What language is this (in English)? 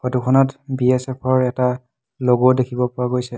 Assamese